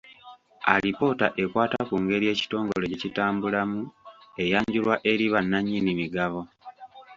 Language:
Ganda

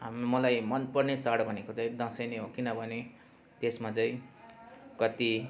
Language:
Nepali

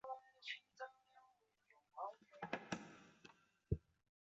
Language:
Chinese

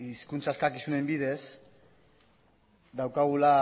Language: Basque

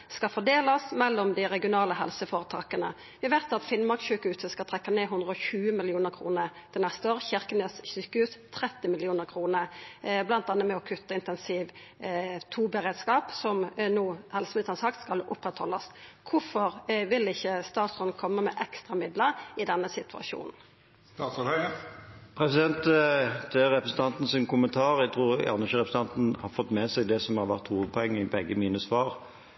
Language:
Norwegian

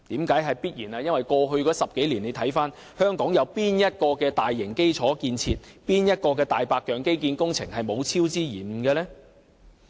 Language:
Cantonese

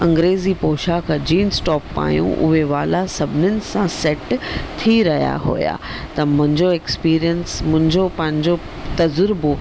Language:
Sindhi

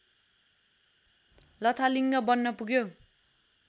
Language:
Nepali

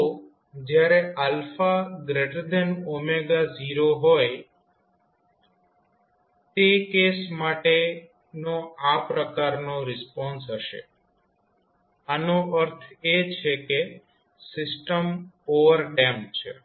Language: Gujarati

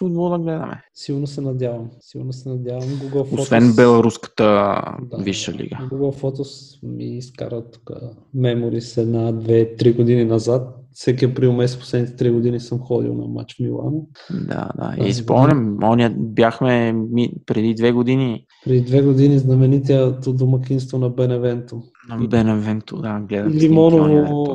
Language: Bulgarian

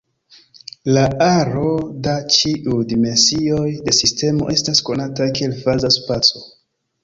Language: Esperanto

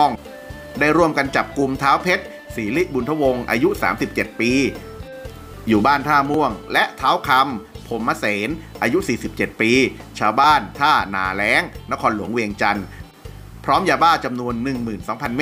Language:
Thai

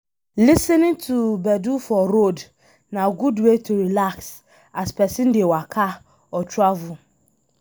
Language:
Nigerian Pidgin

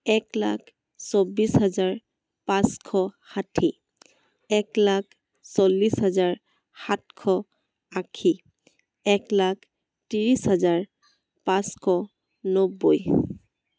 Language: Assamese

